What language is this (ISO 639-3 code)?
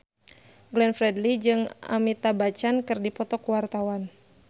sun